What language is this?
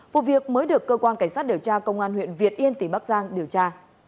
Vietnamese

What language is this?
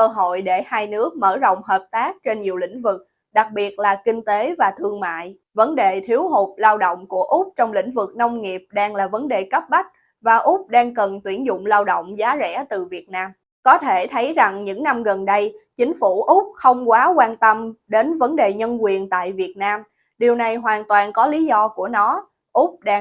Vietnamese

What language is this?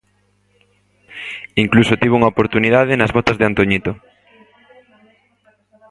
Galician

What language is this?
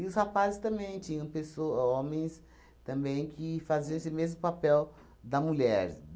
Portuguese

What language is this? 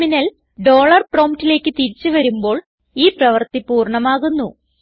Malayalam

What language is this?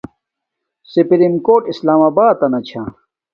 Domaaki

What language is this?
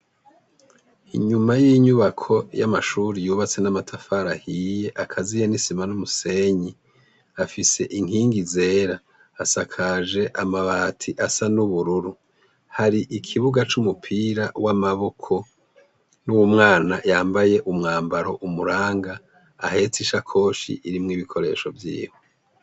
Rundi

